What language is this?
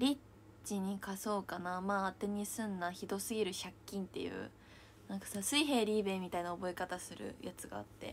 Japanese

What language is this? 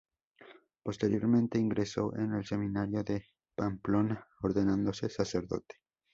Spanish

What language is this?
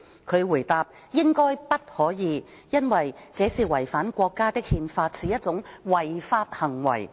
Cantonese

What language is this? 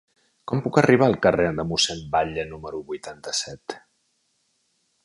Catalan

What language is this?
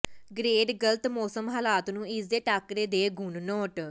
Punjabi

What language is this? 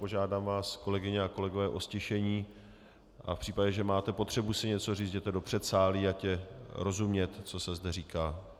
Czech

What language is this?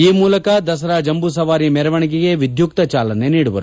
Kannada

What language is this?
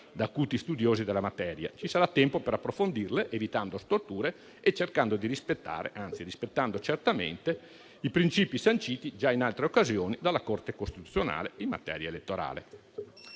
Italian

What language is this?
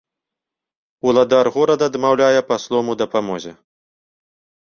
Belarusian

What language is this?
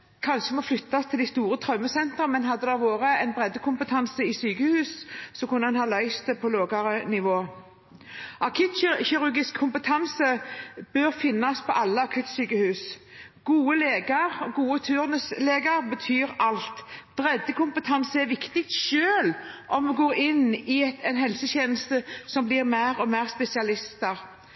Norwegian Bokmål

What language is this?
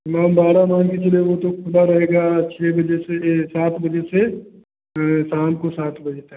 Hindi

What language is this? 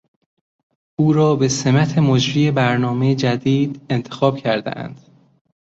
Persian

